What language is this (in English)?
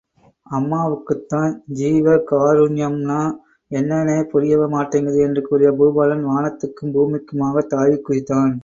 Tamil